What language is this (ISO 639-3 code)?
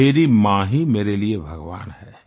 hin